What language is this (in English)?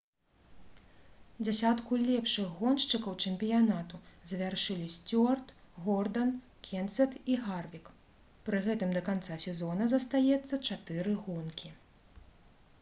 Belarusian